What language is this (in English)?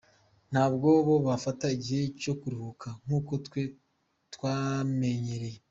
Kinyarwanda